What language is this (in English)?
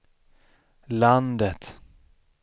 Swedish